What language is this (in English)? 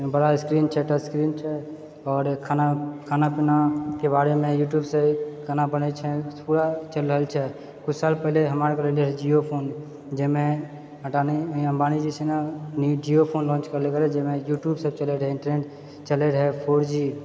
Maithili